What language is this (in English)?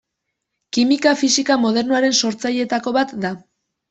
Basque